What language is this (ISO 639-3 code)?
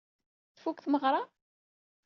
kab